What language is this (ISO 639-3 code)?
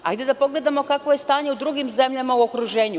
srp